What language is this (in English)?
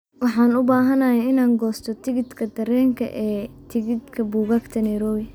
Somali